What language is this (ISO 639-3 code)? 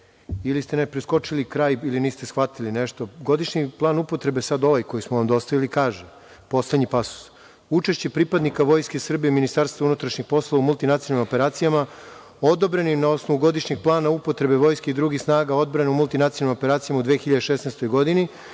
srp